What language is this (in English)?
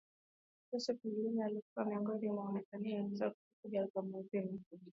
Swahili